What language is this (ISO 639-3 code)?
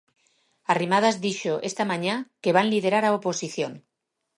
glg